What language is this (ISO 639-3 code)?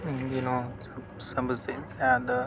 urd